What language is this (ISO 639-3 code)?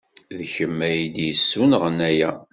kab